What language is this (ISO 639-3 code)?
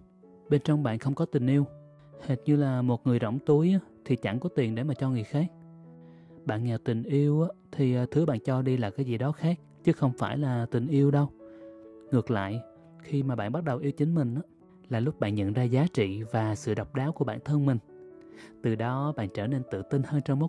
vie